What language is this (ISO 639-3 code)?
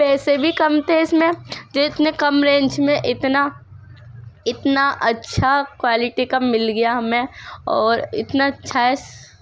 urd